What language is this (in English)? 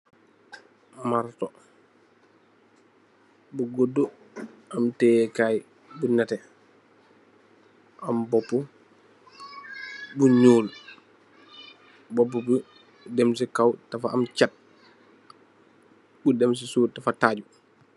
Wolof